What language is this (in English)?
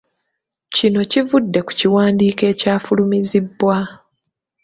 Ganda